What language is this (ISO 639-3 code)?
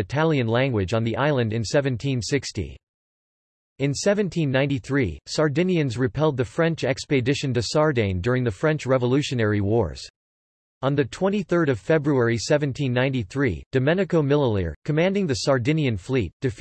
eng